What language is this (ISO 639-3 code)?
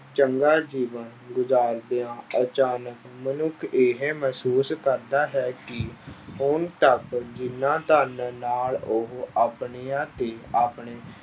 pan